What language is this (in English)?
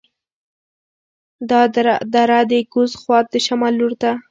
Pashto